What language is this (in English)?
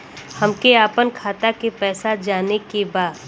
Bhojpuri